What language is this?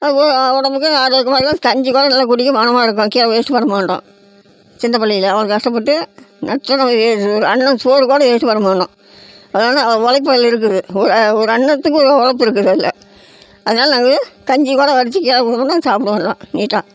Tamil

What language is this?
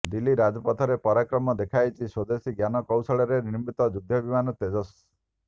Odia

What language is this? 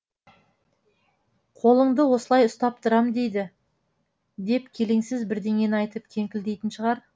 Kazakh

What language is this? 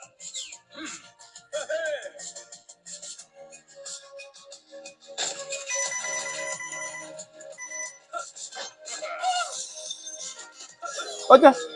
Vietnamese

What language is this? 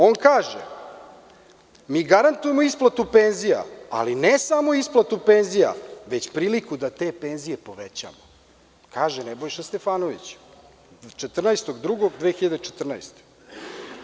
Serbian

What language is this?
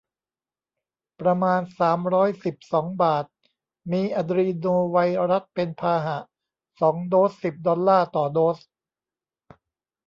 Thai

